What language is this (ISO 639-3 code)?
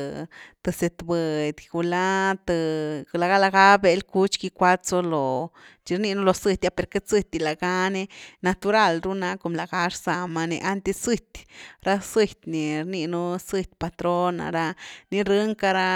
ztu